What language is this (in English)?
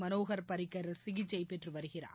Tamil